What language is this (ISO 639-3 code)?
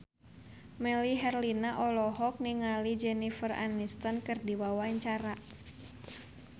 sun